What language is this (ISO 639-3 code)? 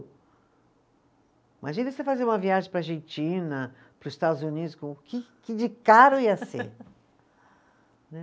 por